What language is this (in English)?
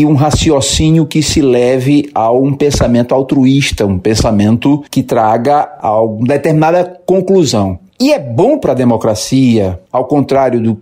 Portuguese